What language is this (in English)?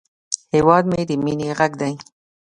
Pashto